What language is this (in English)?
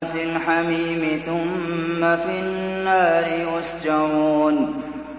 Arabic